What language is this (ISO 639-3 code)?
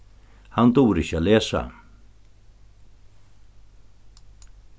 fao